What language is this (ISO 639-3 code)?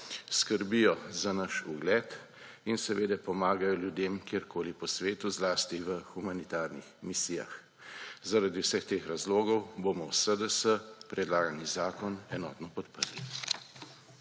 slv